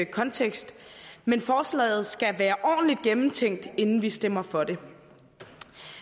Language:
Danish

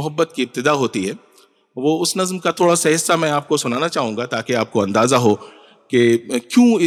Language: Urdu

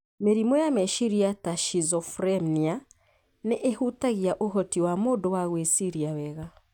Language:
Kikuyu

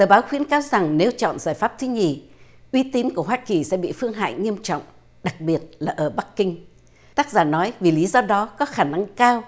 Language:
Vietnamese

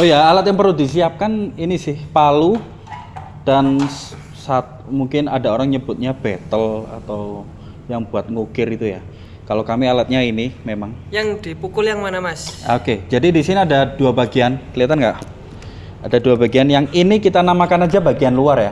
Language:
Indonesian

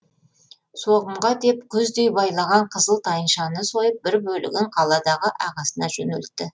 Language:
Kazakh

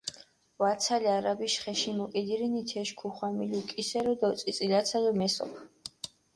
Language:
Mingrelian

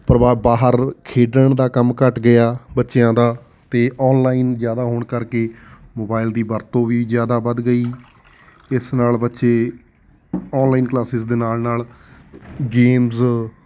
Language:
Punjabi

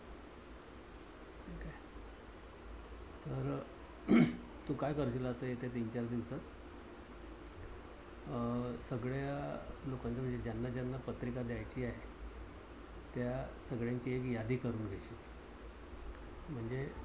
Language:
Marathi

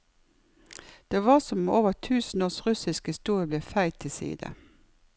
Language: Norwegian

